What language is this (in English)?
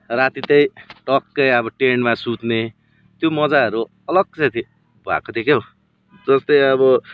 Nepali